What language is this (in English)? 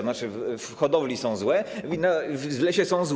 Polish